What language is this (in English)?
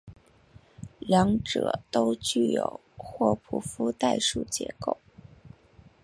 Chinese